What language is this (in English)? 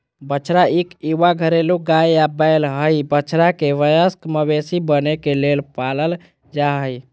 Magahi